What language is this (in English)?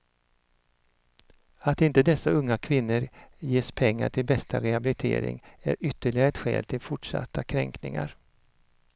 Swedish